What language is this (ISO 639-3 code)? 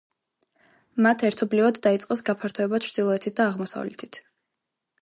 kat